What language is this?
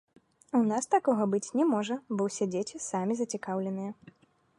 Belarusian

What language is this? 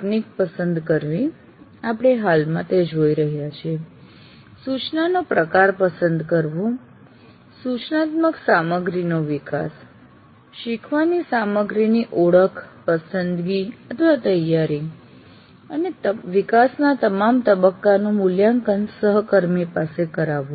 Gujarati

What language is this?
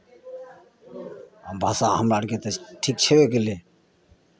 Maithili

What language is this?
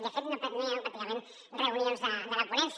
Catalan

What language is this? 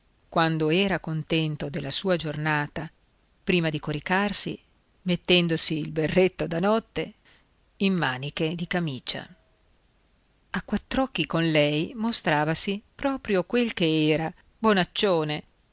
Italian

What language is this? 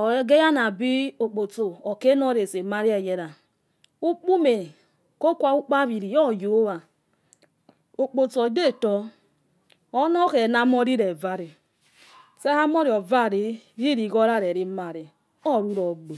Yekhee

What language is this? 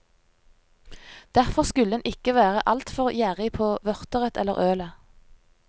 Norwegian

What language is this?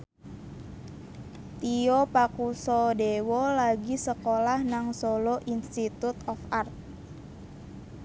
Javanese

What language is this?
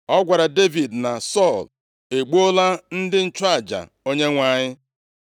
Igbo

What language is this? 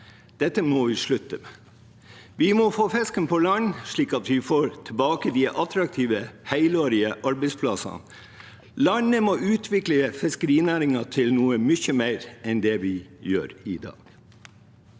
Norwegian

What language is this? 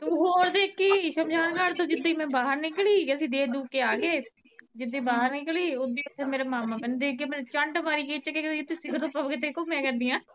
Punjabi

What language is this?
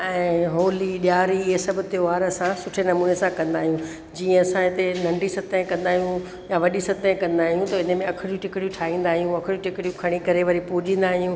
Sindhi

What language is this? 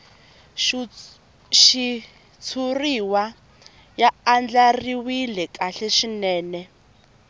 Tsonga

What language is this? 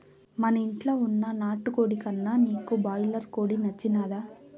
Telugu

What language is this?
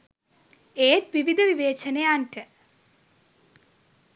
Sinhala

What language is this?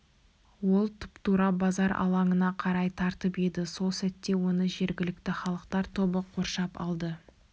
Kazakh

